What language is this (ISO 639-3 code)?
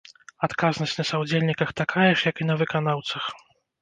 bel